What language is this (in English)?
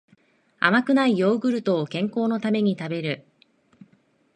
Japanese